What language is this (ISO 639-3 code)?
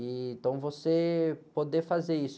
por